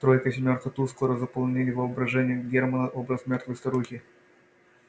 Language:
Russian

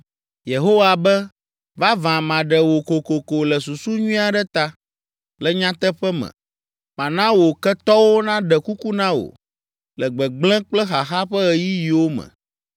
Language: Ewe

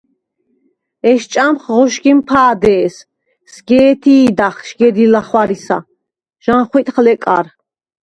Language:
Svan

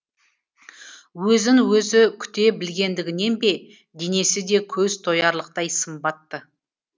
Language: Kazakh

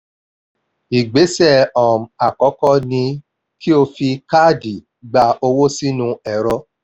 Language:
Yoruba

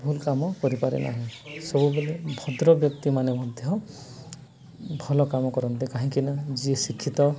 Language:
Odia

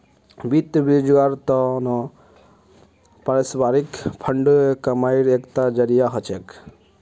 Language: Magahi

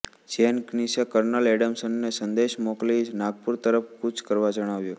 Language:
Gujarati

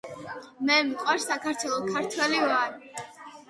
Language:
Georgian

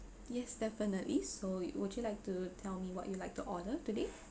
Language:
English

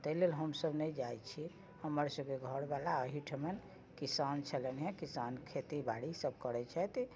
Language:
Maithili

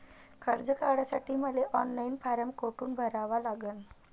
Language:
Marathi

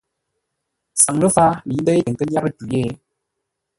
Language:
Ngombale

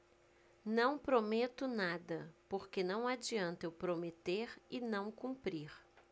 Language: Portuguese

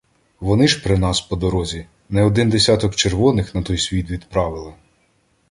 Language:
Ukrainian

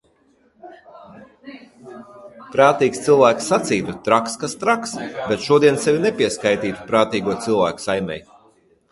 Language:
Latvian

